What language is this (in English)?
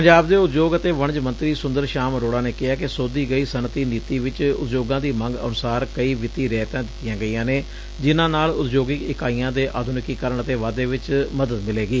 Punjabi